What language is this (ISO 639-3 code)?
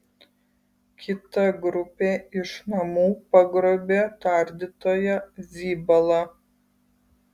lit